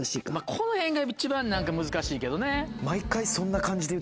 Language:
Japanese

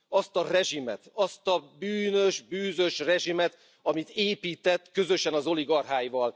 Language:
Hungarian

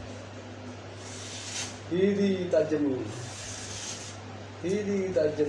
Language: Indonesian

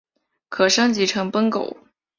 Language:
Chinese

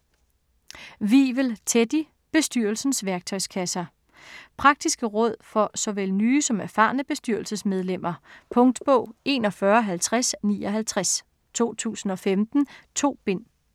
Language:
Danish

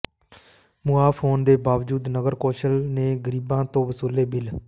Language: Punjabi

